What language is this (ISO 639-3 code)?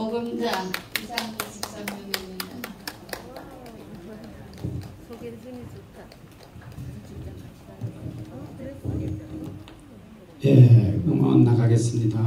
kor